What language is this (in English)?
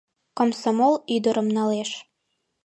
Mari